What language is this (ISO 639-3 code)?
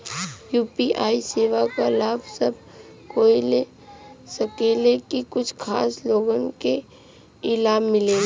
bho